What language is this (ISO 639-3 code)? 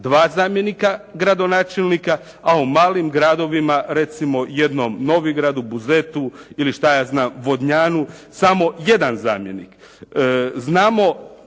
hrv